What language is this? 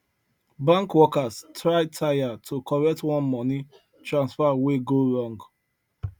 Nigerian Pidgin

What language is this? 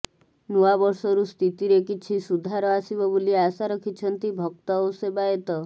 Odia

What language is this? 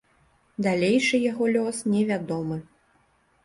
Belarusian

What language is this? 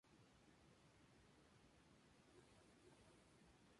Spanish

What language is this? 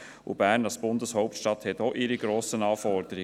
Swiss German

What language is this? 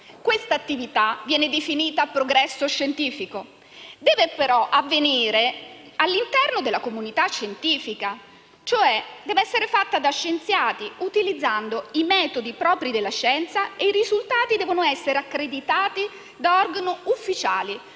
Italian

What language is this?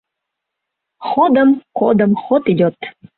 Mari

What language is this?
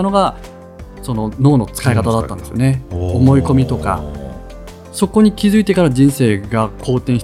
Japanese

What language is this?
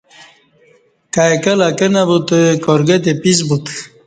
Kati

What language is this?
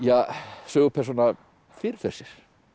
Icelandic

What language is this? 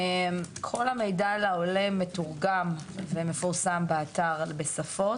Hebrew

